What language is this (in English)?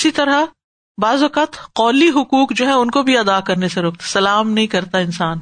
Urdu